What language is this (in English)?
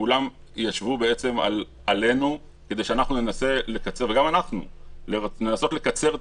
Hebrew